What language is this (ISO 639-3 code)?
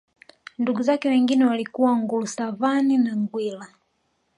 swa